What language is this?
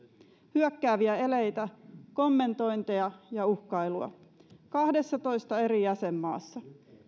Finnish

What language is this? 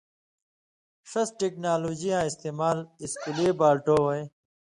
Indus Kohistani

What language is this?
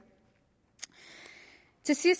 Danish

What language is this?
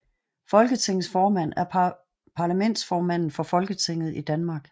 Danish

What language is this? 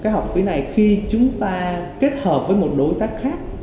Vietnamese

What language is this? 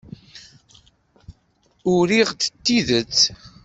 Kabyle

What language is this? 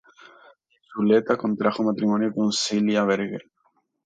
Spanish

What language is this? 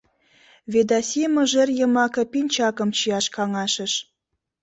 Mari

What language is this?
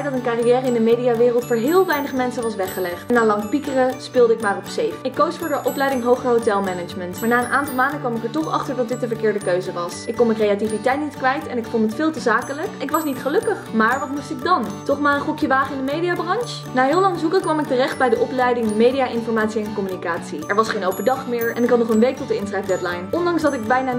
Dutch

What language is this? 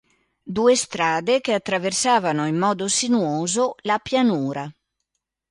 Italian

